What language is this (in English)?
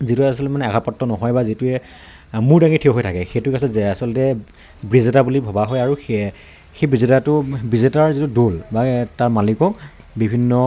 Assamese